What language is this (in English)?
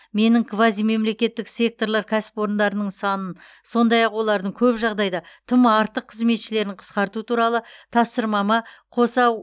Kazakh